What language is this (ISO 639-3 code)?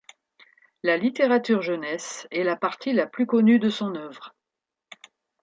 fra